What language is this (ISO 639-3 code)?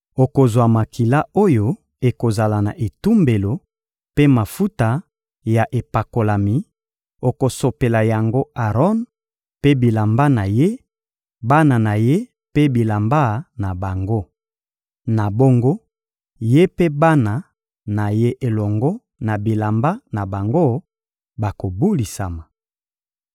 lin